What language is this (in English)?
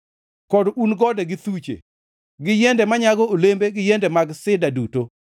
Luo (Kenya and Tanzania)